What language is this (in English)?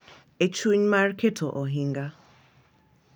Luo (Kenya and Tanzania)